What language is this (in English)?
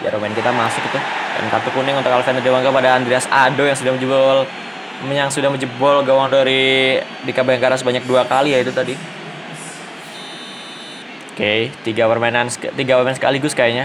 Indonesian